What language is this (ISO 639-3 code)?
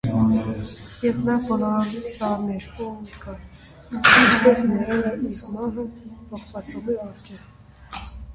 hye